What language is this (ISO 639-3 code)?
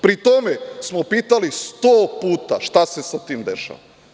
srp